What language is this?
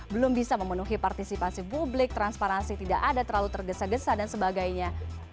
Indonesian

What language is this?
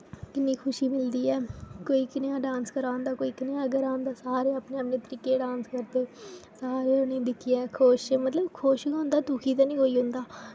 Dogri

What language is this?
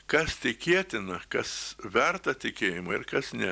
Lithuanian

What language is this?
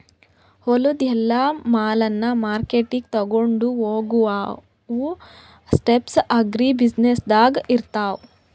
Kannada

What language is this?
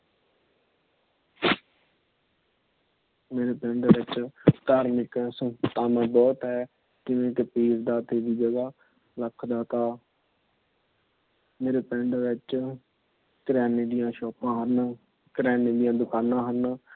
Punjabi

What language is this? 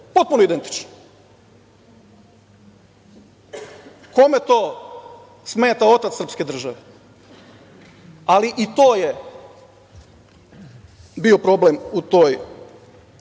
Serbian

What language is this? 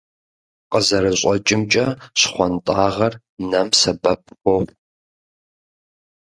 Kabardian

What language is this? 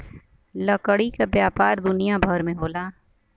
Bhojpuri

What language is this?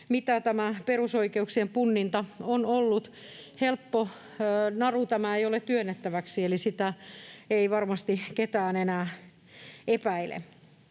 Finnish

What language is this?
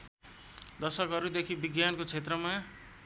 Nepali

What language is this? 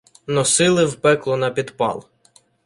Ukrainian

